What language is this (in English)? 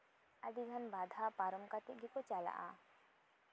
Santali